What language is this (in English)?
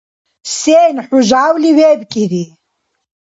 Dargwa